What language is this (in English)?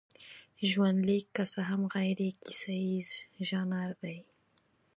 Pashto